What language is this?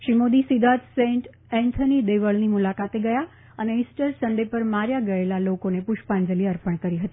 Gujarati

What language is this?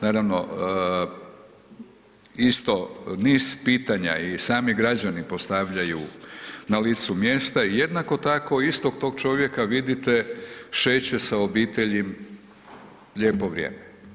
Croatian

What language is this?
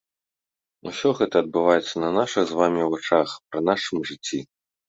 Belarusian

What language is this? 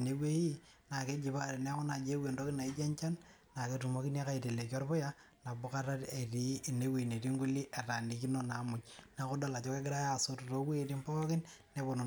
Masai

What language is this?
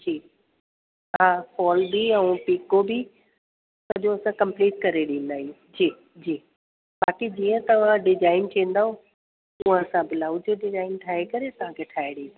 Sindhi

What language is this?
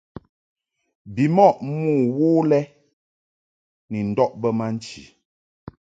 Mungaka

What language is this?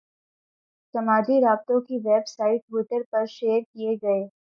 Urdu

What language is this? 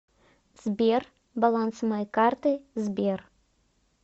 Russian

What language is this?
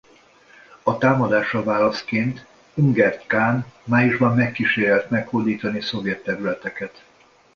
Hungarian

